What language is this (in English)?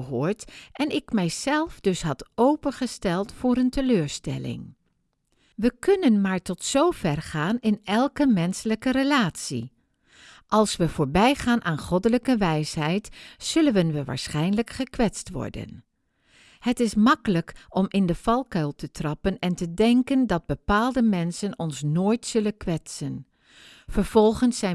Dutch